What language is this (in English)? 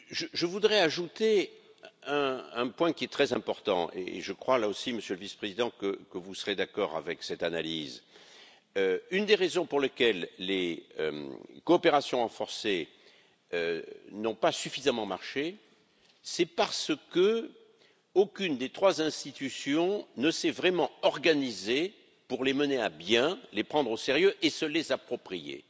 French